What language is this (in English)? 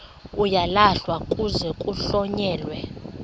Xhosa